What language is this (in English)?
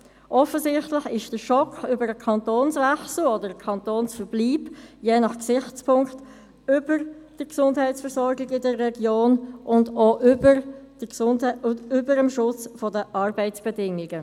Swiss German